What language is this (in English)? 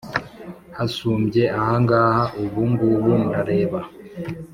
Kinyarwanda